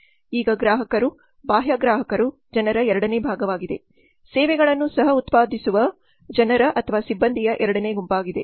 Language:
Kannada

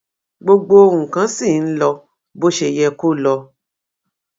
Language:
Yoruba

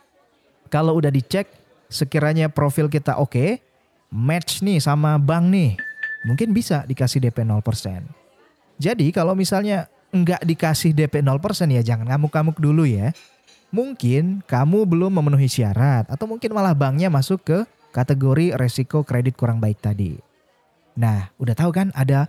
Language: Indonesian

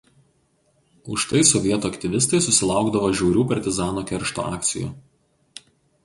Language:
Lithuanian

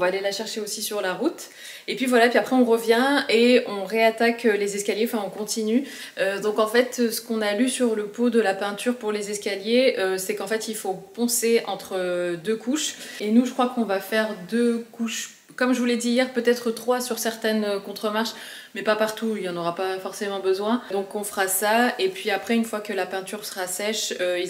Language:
French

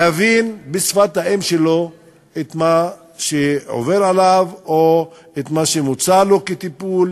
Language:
Hebrew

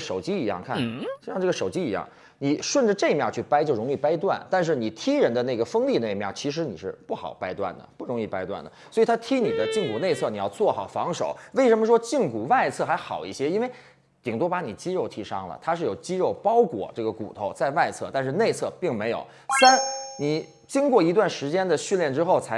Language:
Chinese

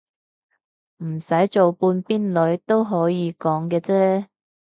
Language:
Cantonese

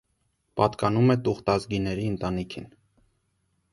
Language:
Armenian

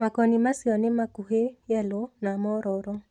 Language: Kikuyu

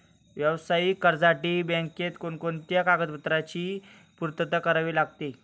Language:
Marathi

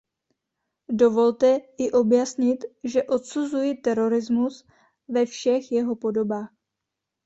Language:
Czech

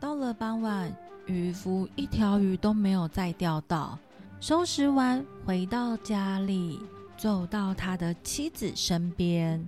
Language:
Chinese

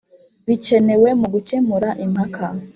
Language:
Kinyarwanda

